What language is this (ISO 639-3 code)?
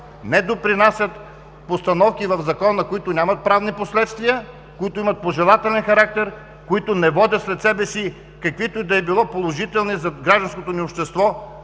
bul